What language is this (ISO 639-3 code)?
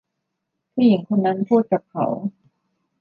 tha